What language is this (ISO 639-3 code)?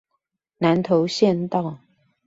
zho